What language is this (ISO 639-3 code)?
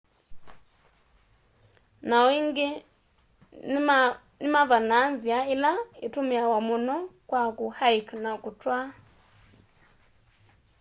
kam